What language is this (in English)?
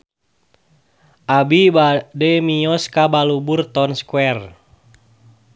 Sundanese